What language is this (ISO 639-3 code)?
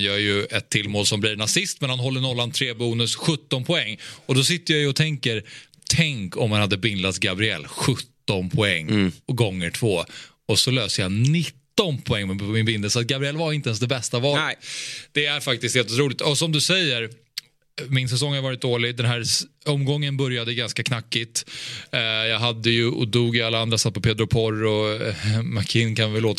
swe